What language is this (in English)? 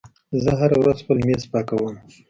Pashto